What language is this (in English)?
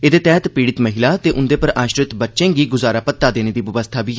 Dogri